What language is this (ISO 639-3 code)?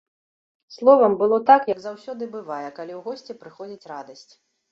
bel